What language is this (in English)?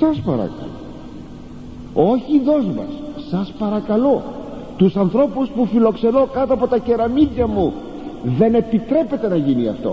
Greek